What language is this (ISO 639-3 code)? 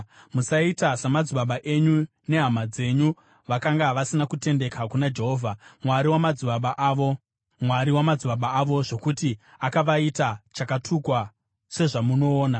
sna